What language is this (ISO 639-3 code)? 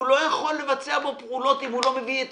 heb